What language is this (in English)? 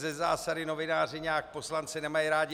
Czech